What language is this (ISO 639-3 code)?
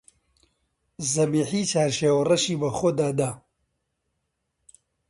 ckb